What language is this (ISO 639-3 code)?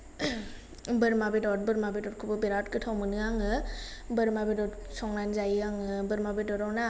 brx